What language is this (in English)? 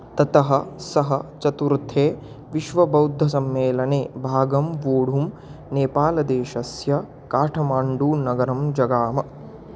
Sanskrit